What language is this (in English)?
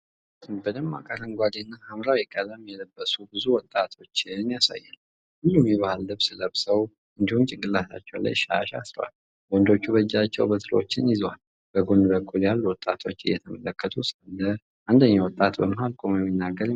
Amharic